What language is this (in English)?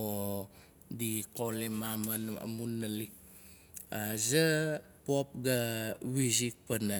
Nalik